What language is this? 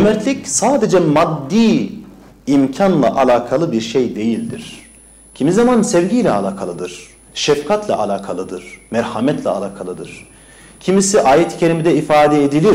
Turkish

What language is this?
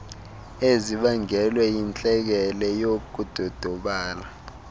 Xhosa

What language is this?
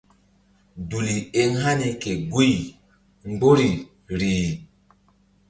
Mbum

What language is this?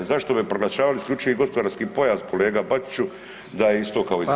Croatian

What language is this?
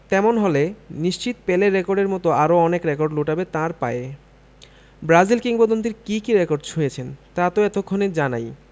Bangla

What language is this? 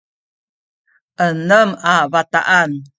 Sakizaya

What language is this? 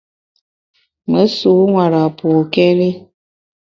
Bamun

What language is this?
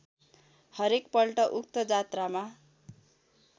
Nepali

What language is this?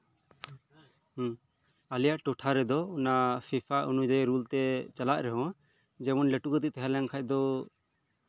Santali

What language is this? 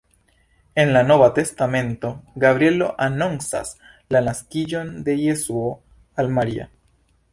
Esperanto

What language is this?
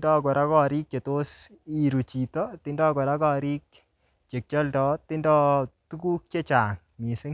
Kalenjin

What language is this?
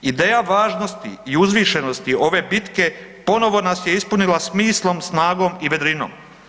Croatian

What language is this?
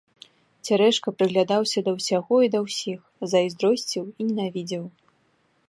Belarusian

